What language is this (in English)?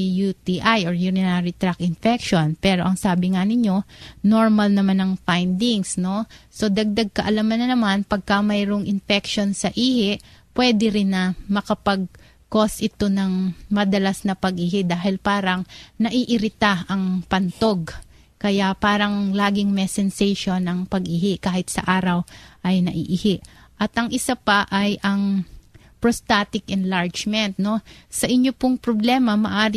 Filipino